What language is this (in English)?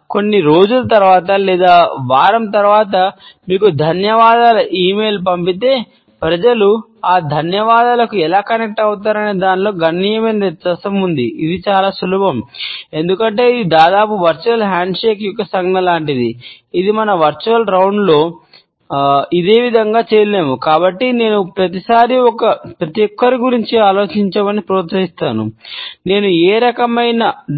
Telugu